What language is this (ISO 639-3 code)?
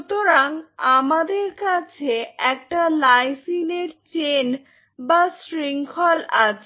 ben